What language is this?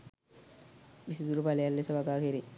Sinhala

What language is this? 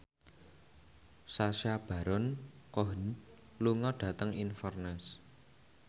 Javanese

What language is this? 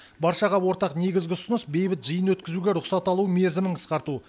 Kazakh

